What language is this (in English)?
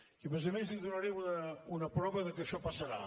Catalan